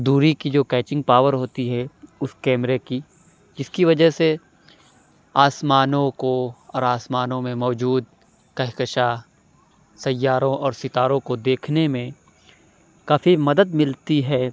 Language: Urdu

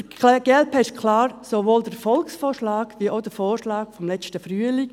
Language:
Swiss German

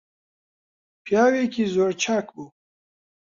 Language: Central Kurdish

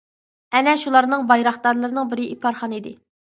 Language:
Uyghur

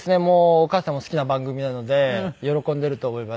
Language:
Japanese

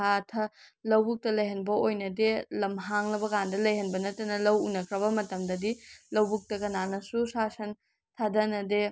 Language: Manipuri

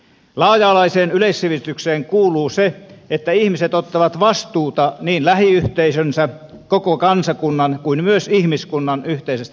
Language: Finnish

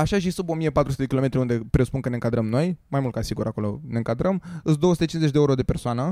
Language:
Romanian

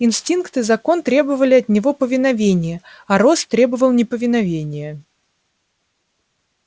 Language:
Russian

